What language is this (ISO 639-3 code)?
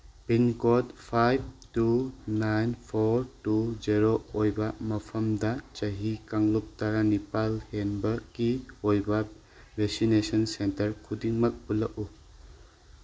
mni